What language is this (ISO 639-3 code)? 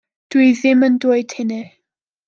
cym